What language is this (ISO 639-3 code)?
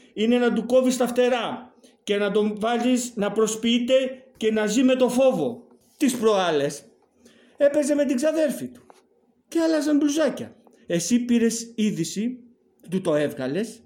ell